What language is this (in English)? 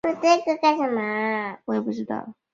Chinese